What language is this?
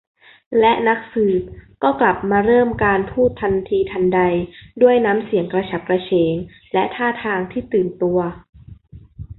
Thai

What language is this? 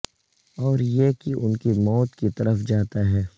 Urdu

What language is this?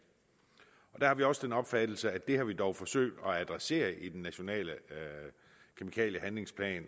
Danish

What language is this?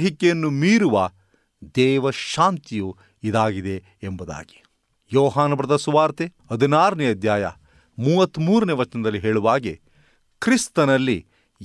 Kannada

